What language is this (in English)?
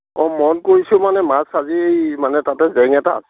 Assamese